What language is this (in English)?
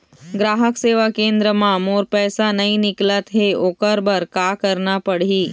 Chhattisgarhi